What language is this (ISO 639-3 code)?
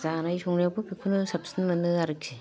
brx